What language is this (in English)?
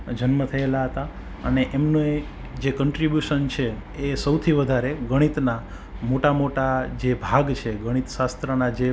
Gujarati